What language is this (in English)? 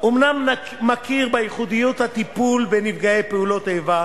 Hebrew